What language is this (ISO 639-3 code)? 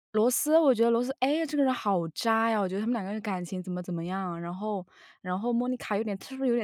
zho